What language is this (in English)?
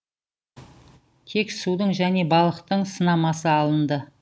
Kazakh